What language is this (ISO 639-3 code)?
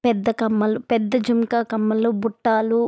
tel